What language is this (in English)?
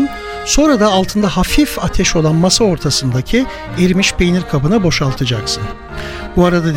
Turkish